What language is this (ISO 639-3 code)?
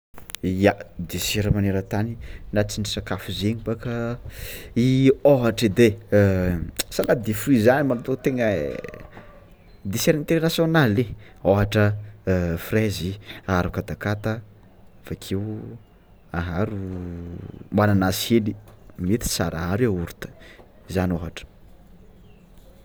xmw